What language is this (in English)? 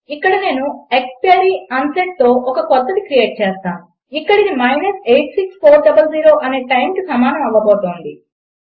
Telugu